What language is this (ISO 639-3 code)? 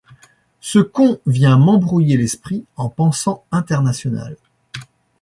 fra